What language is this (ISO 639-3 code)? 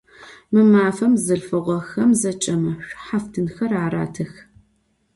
ady